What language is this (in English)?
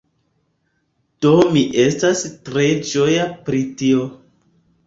Esperanto